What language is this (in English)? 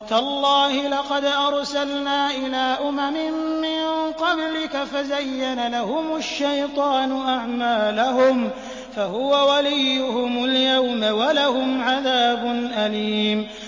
Arabic